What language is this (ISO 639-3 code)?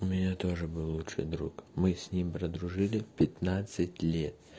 rus